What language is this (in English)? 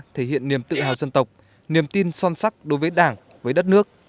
Vietnamese